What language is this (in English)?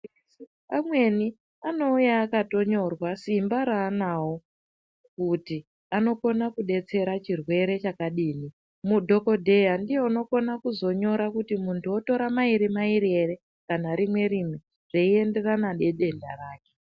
Ndau